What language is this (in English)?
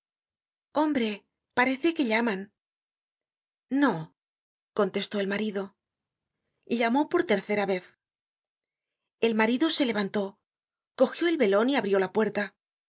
Spanish